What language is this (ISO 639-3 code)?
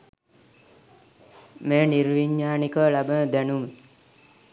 sin